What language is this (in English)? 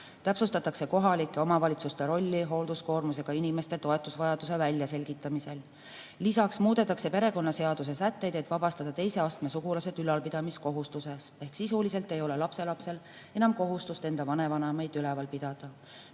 Estonian